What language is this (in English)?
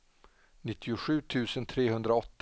Swedish